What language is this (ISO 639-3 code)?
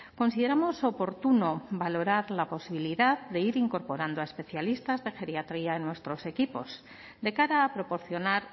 spa